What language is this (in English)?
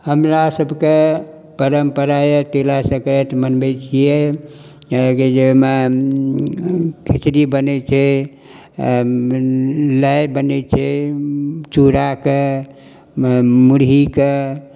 Maithili